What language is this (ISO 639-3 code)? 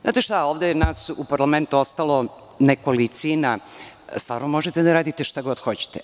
srp